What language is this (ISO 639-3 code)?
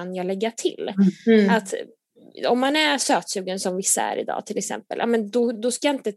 swe